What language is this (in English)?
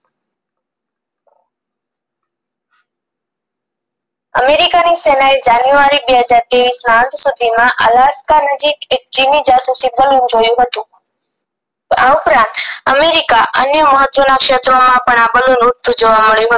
Gujarati